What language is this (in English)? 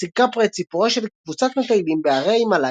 Hebrew